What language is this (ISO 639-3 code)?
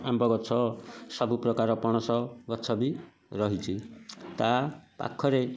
ori